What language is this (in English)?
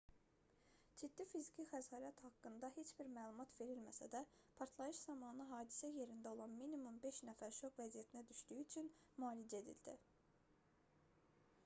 Azerbaijani